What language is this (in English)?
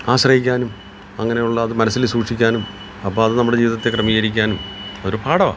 Malayalam